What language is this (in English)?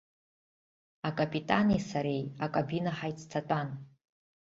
Abkhazian